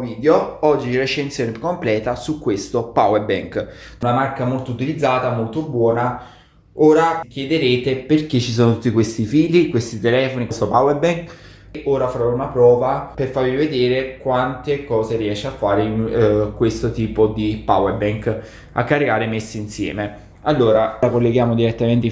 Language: Italian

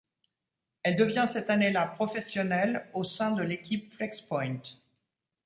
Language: French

